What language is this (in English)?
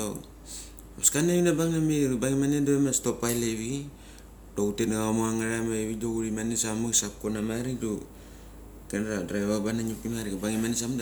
Mali